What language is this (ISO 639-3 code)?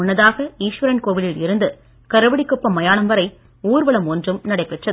tam